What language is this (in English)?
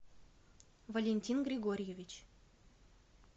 Russian